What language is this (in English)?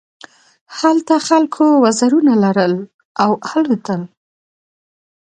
Pashto